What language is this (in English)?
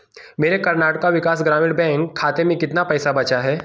Hindi